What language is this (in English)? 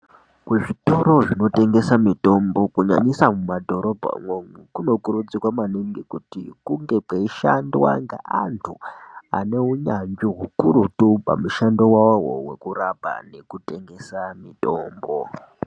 Ndau